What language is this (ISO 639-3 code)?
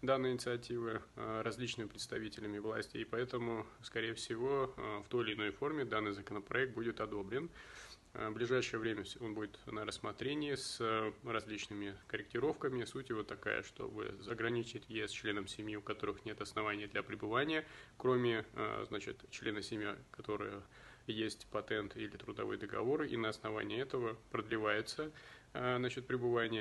rus